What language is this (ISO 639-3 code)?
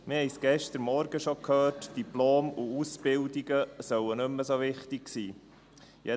gsw